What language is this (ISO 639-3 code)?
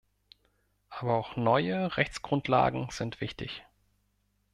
deu